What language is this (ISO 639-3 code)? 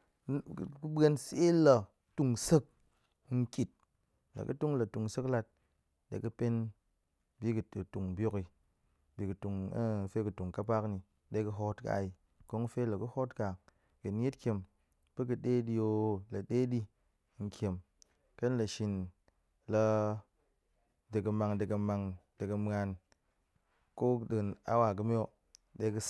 ank